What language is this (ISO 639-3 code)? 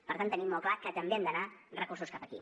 cat